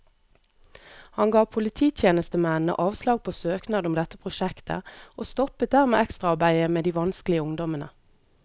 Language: Norwegian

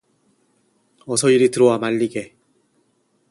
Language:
Korean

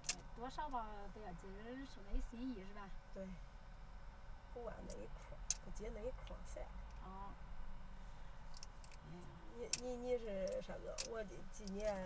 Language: Chinese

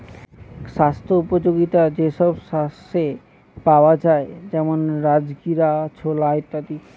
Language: Bangla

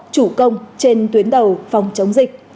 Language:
Vietnamese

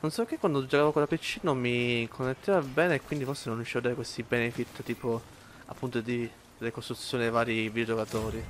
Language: Italian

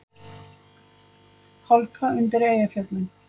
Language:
Icelandic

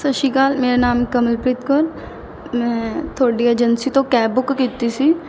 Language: Punjabi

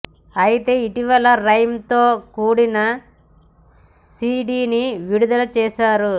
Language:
Telugu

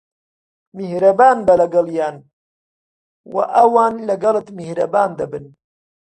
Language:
Central Kurdish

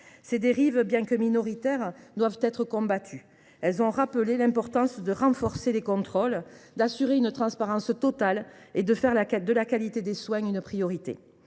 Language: French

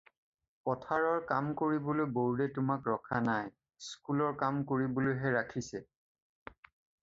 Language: Assamese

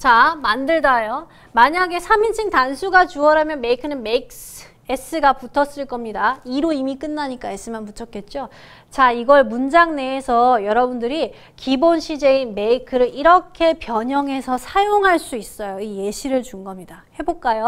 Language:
Korean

